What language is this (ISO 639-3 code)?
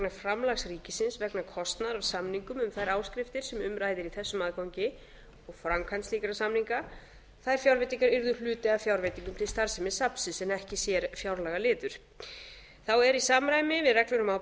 isl